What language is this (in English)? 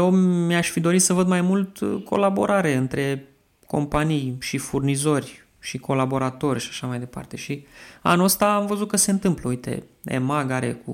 Romanian